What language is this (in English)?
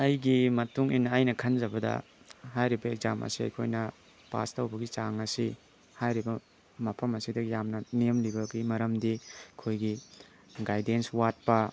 Manipuri